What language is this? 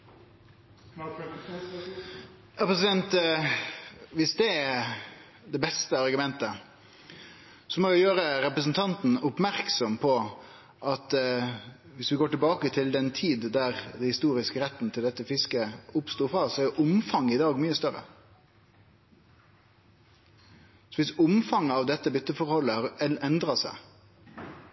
Norwegian Nynorsk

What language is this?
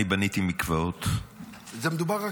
Hebrew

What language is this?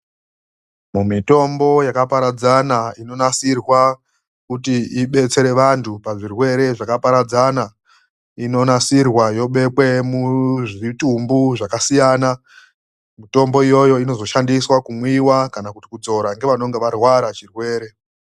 Ndau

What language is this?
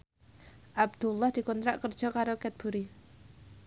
Javanese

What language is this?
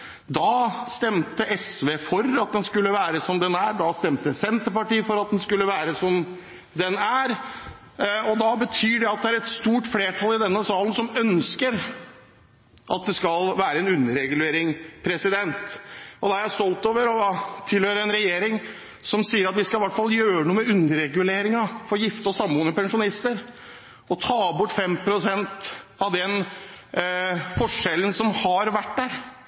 Norwegian Bokmål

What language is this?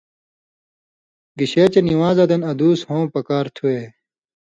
Indus Kohistani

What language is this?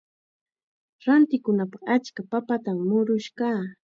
Chiquián Ancash Quechua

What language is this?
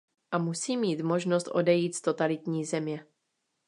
Czech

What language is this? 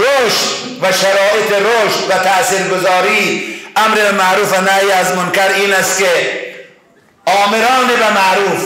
Persian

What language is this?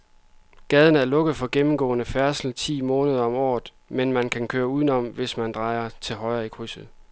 Danish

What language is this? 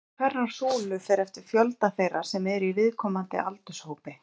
Icelandic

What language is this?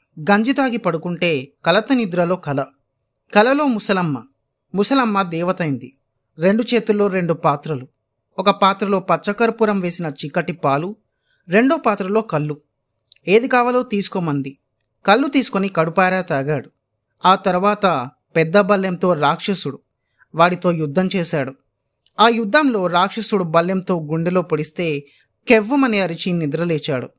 Telugu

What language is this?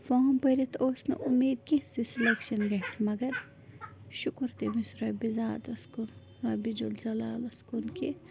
Kashmiri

